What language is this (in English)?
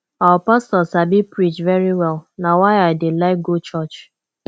Nigerian Pidgin